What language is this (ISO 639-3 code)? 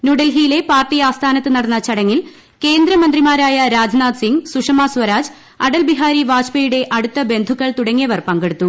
mal